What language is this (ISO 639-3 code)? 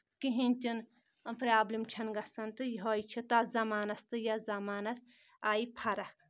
kas